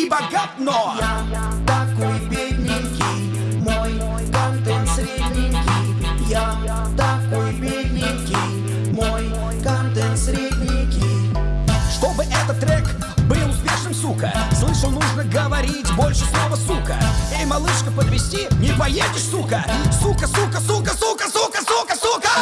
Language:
Russian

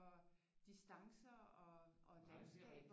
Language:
Danish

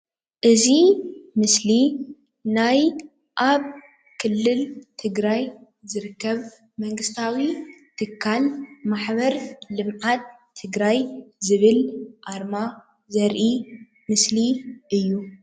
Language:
Tigrinya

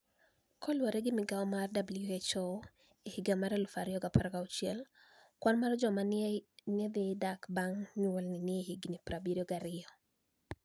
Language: Luo (Kenya and Tanzania)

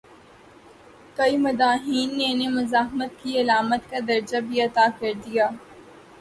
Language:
Urdu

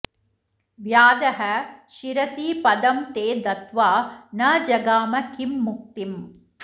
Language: Sanskrit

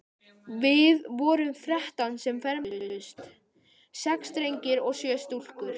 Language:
Icelandic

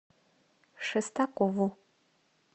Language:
Russian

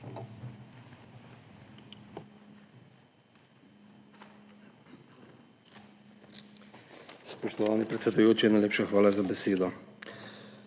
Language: Slovenian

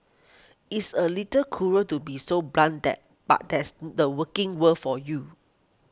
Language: English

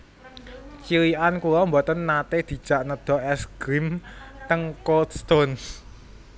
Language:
Javanese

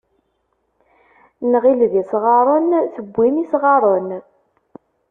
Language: Kabyle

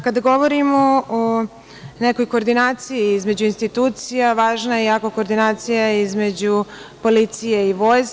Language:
Serbian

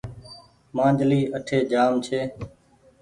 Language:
Goaria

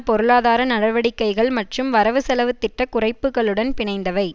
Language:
Tamil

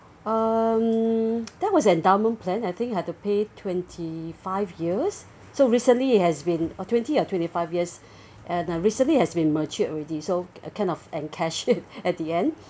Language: English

